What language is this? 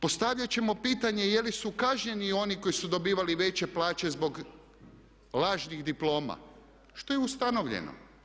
Croatian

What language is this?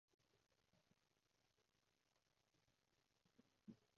Cantonese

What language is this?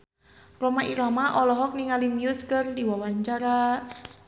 Sundanese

